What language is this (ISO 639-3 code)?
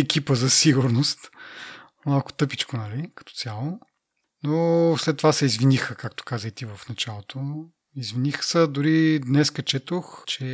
bul